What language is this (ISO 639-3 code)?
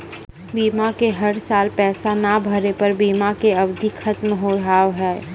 mai